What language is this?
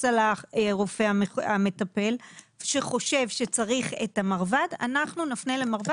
Hebrew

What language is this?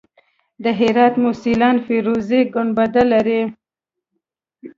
Pashto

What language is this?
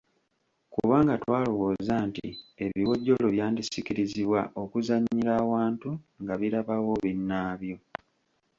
Ganda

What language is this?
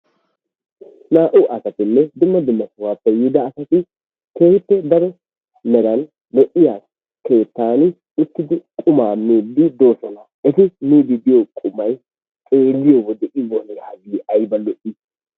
Wolaytta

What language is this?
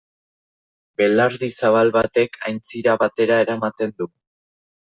Basque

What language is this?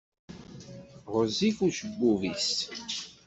Kabyle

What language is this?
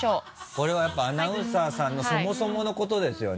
Japanese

